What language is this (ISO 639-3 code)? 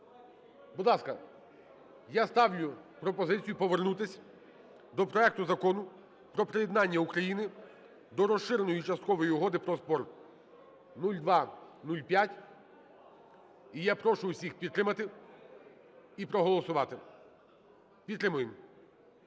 ukr